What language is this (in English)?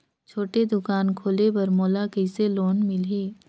Chhattisgarhi